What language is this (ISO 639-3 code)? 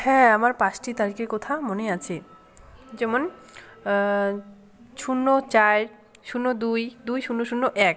ben